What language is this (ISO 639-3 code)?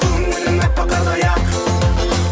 kaz